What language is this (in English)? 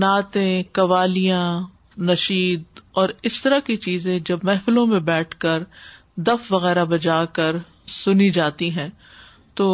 Urdu